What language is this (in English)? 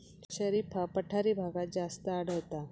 Marathi